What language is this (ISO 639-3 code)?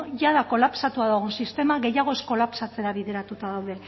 eus